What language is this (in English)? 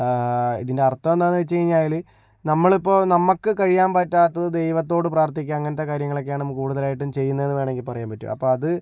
Malayalam